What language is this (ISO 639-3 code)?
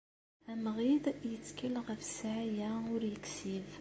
kab